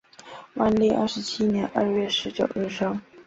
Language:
Chinese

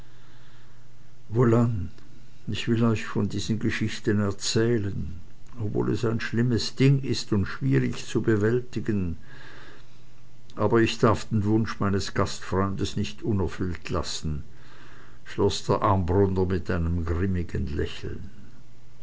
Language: German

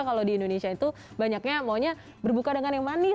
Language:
Indonesian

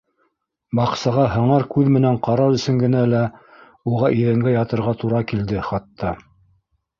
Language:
Bashkir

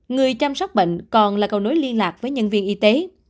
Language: Vietnamese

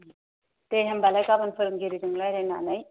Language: Bodo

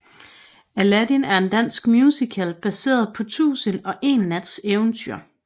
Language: Danish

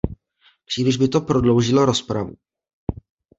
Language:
Czech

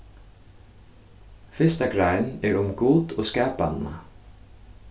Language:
Faroese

